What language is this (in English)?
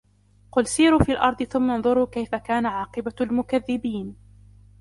Arabic